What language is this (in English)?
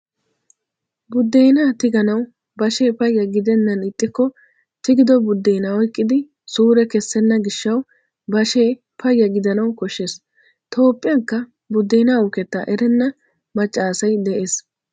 Wolaytta